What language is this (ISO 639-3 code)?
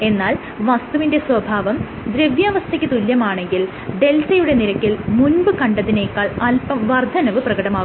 mal